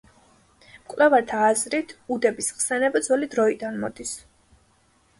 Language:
Georgian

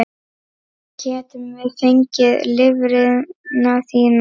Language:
Icelandic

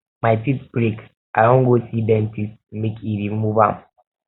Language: Nigerian Pidgin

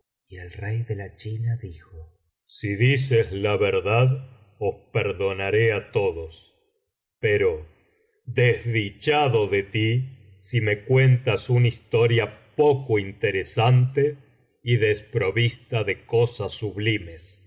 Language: Spanish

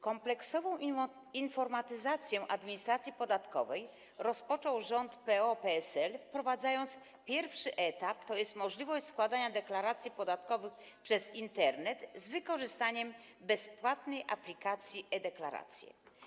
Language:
Polish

